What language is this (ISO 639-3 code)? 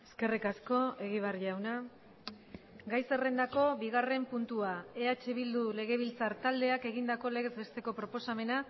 eus